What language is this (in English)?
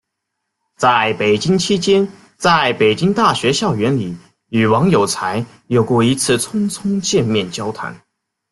Chinese